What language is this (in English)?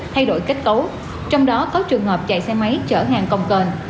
Vietnamese